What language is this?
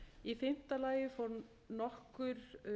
Icelandic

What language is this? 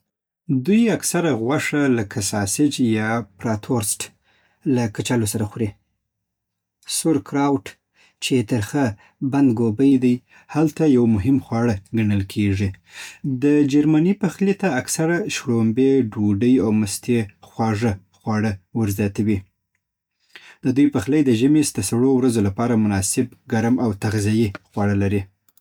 Southern Pashto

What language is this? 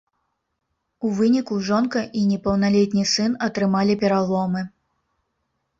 Belarusian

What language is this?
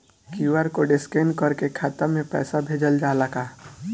Bhojpuri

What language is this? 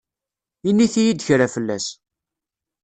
Kabyle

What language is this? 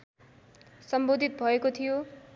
Nepali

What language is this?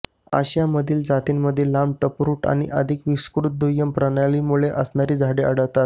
Marathi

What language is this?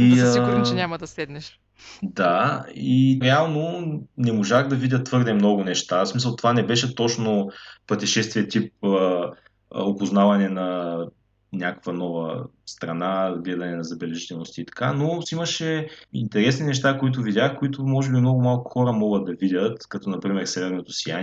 Bulgarian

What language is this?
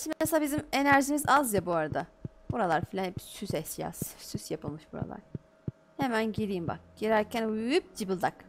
Turkish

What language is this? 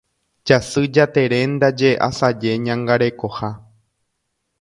Guarani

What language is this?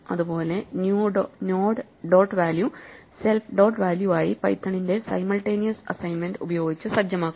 Malayalam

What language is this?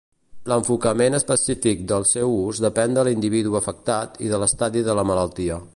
Catalan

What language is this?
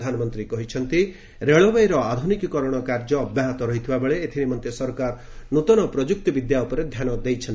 Odia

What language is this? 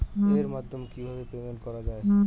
Bangla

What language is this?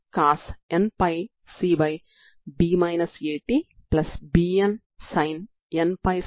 Telugu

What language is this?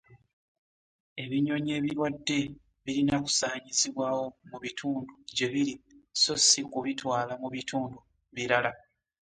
Ganda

